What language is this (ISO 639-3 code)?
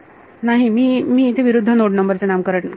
mar